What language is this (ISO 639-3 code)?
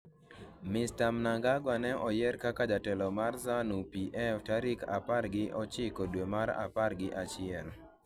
luo